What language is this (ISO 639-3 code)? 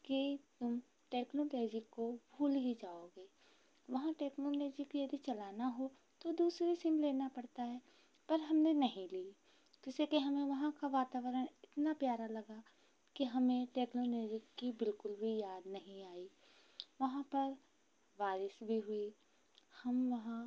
hin